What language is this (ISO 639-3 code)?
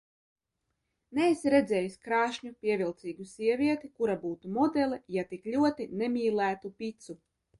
lav